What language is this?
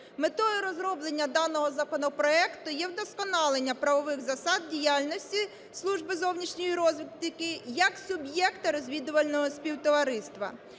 Ukrainian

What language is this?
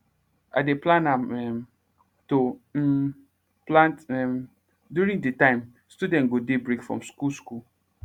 Nigerian Pidgin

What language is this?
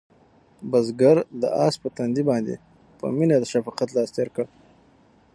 Pashto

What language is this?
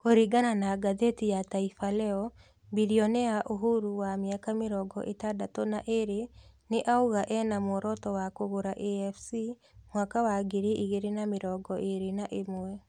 Kikuyu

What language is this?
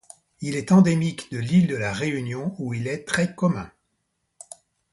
French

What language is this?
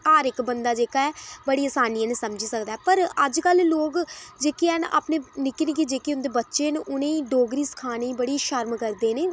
Dogri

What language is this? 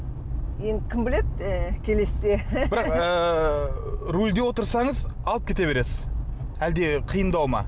Kazakh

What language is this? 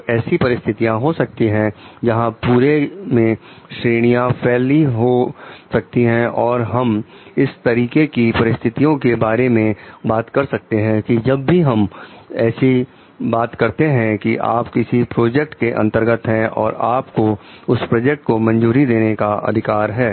Hindi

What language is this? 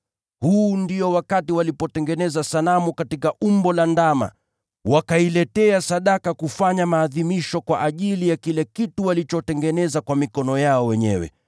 Swahili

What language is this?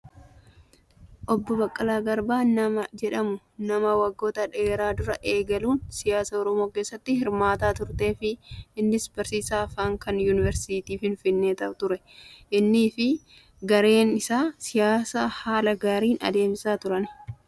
Oromo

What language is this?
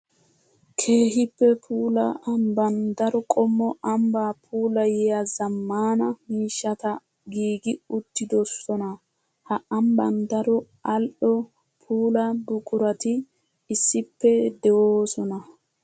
Wolaytta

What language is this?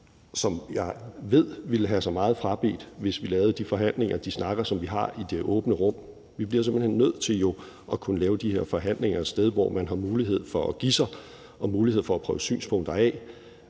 Danish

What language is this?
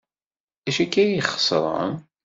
Kabyle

